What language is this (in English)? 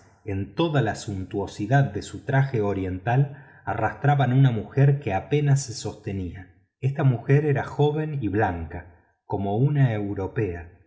Spanish